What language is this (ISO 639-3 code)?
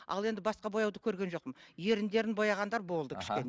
kaz